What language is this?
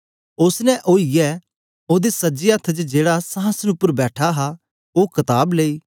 Dogri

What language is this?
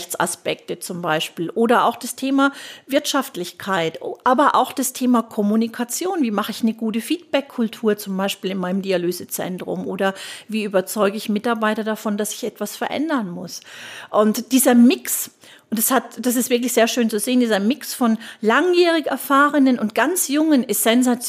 German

